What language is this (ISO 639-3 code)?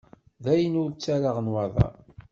kab